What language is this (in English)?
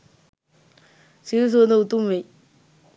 Sinhala